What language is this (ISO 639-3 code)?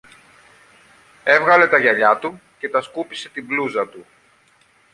ell